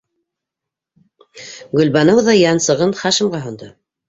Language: Bashkir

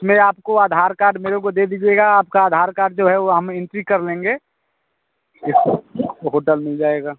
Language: Hindi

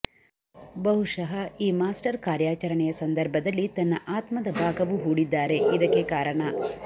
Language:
Kannada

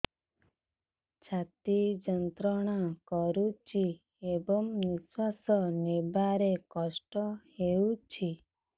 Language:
Odia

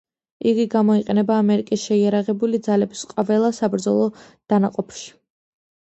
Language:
Georgian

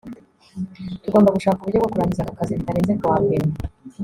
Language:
Kinyarwanda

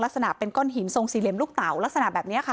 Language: Thai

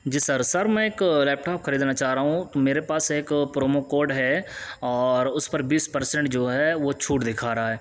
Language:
Urdu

